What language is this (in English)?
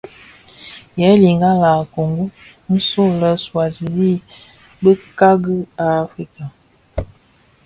Bafia